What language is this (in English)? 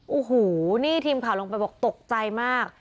Thai